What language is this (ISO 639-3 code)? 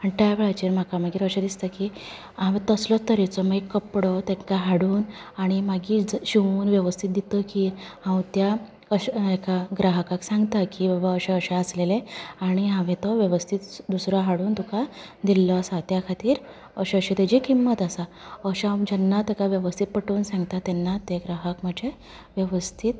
kok